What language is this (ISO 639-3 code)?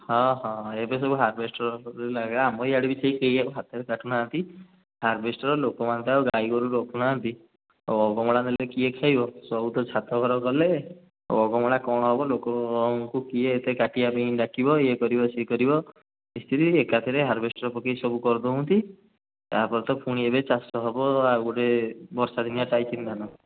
ori